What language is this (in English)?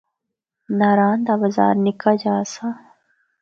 Northern Hindko